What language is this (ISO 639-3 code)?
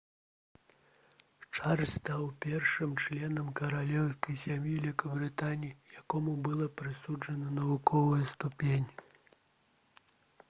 bel